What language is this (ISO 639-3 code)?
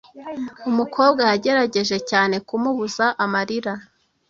kin